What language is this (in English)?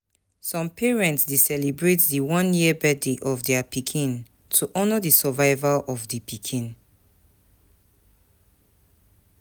Nigerian Pidgin